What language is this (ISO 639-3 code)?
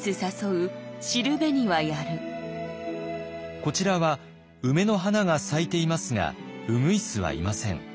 jpn